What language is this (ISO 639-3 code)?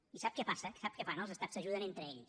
cat